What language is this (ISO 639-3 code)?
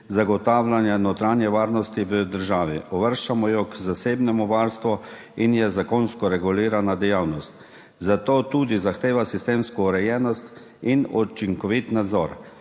slv